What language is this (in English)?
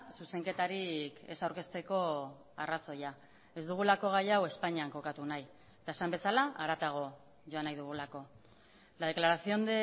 Basque